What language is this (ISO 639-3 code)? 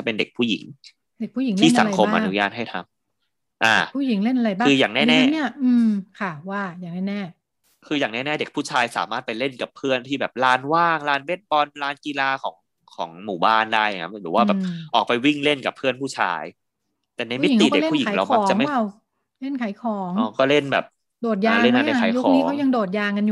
tha